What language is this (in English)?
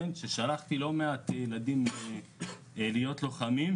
Hebrew